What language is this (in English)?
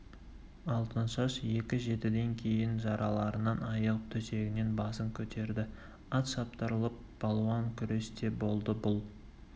Kazakh